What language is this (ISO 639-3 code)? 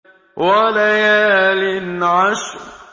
ara